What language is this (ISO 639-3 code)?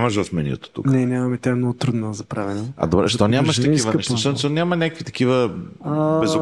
bul